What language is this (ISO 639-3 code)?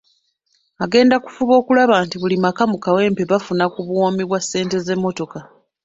lug